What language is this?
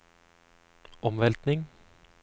Norwegian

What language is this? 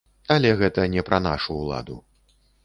Belarusian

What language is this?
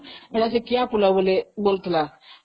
Odia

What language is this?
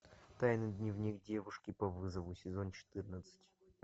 Russian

